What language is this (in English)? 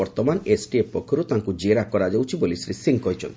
Odia